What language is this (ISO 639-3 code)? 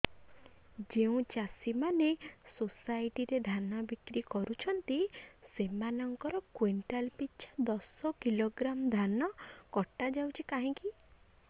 ori